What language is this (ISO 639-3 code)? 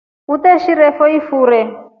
rof